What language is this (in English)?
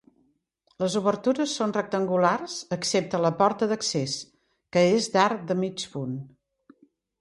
Catalan